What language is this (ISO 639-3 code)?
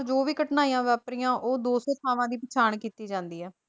pan